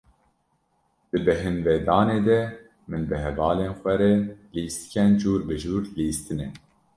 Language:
Kurdish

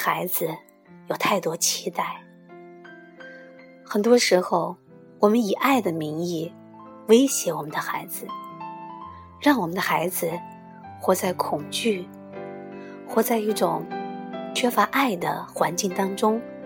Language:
Chinese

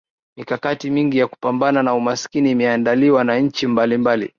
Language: Swahili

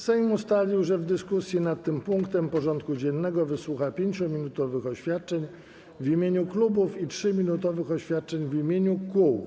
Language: Polish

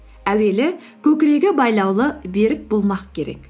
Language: Kazakh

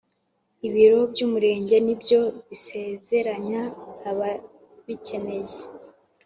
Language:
Kinyarwanda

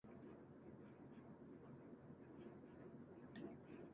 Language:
Japanese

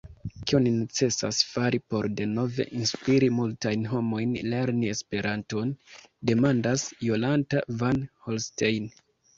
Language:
Esperanto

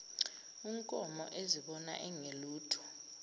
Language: Zulu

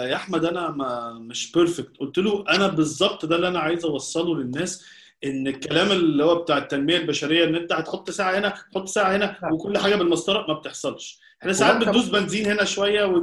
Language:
Arabic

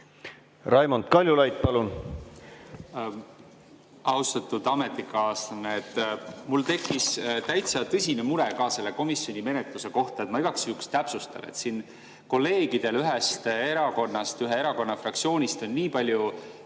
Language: Estonian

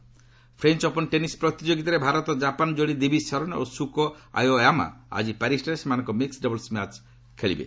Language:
Odia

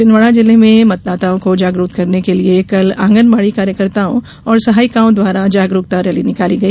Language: Hindi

